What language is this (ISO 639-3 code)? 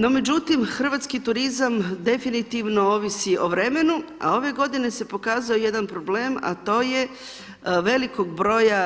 hrv